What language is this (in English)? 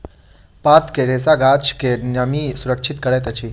Maithili